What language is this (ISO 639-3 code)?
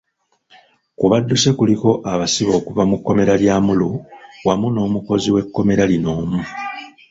lug